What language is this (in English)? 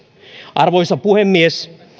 Finnish